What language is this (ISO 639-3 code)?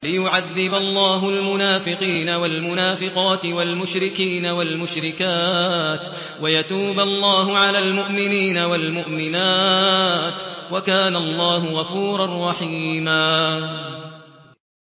ara